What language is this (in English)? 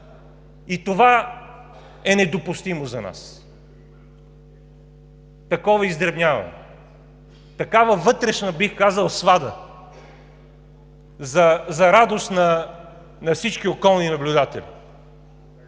Bulgarian